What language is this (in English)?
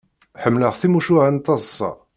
Kabyle